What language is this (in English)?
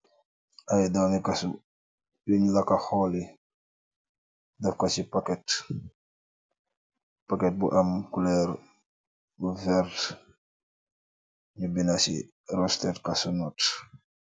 Wolof